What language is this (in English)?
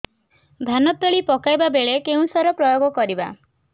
Odia